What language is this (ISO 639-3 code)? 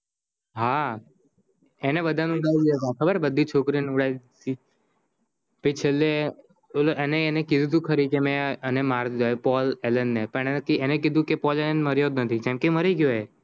guj